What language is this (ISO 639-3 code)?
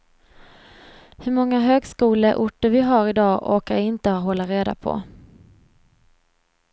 swe